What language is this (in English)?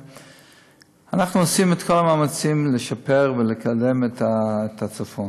Hebrew